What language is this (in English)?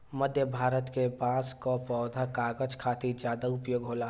Bhojpuri